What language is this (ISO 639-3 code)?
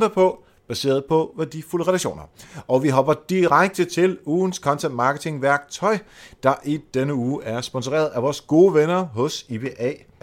dan